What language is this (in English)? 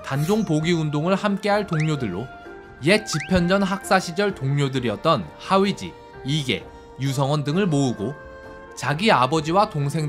Korean